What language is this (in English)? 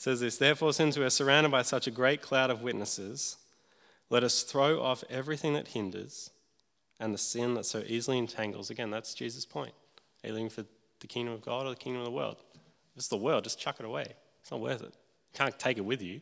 English